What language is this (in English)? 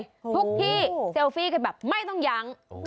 Thai